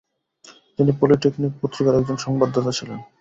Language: Bangla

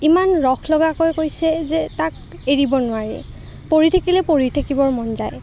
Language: Assamese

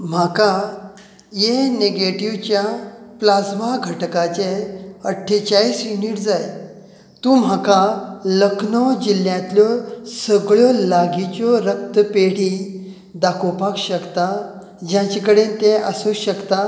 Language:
Konkani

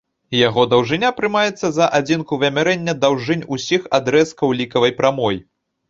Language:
Belarusian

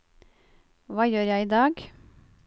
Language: Norwegian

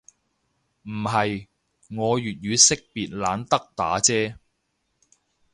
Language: Cantonese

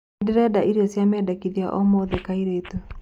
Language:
Kikuyu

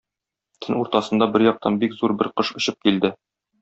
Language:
Tatar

